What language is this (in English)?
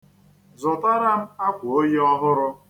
Igbo